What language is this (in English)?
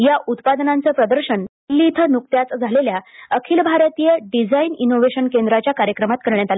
Marathi